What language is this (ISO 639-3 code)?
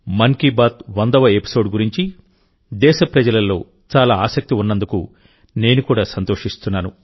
tel